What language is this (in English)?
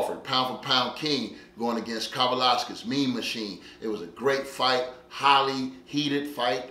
English